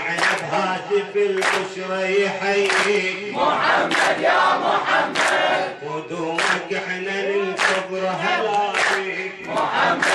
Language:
Arabic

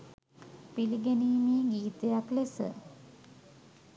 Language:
Sinhala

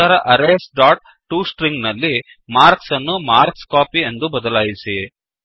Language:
Kannada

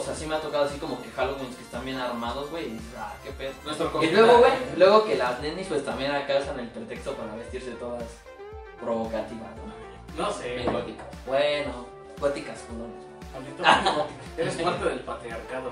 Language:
Spanish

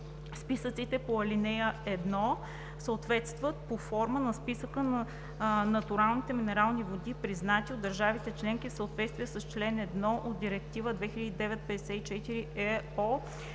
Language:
Bulgarian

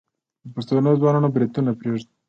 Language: Pashto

